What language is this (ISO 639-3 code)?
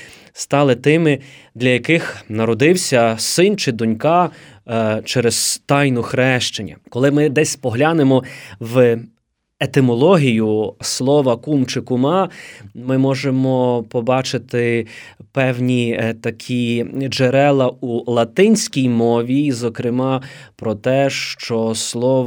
ukr